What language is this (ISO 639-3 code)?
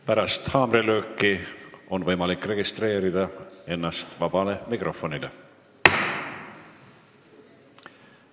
est